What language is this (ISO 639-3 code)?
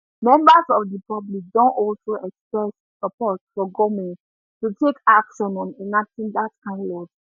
pcm